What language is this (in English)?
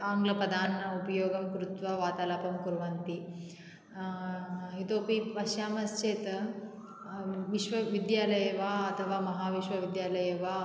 Sanskrit